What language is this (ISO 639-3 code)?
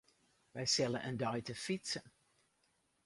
fry